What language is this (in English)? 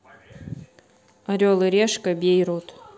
Russian